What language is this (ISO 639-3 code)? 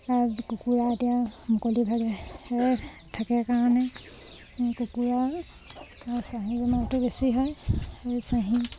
asm